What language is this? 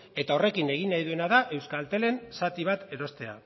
Basque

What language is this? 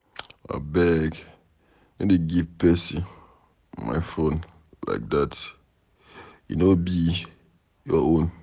Nigerian Pidgin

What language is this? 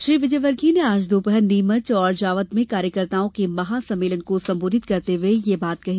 Hindi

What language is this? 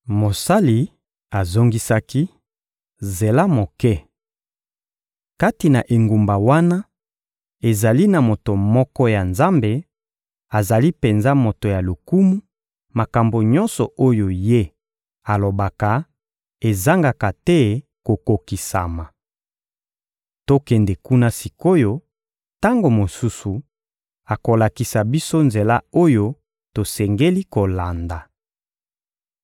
Lingala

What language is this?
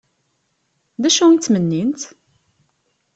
Kabyle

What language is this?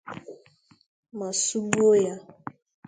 Igbo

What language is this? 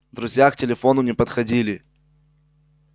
Russian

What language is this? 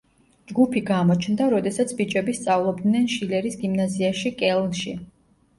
Georgian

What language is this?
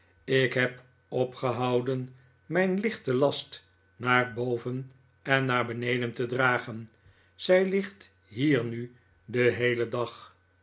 Dutch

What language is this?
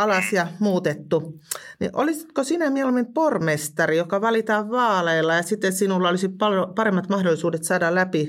Finnish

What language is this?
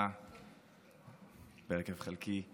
Hebrew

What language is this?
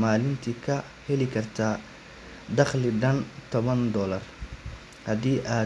Somali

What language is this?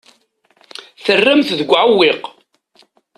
Kabyle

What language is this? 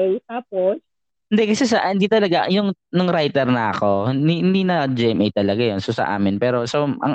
Filipino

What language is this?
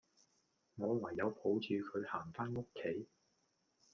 Cantonese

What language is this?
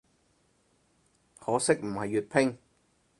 Cantonese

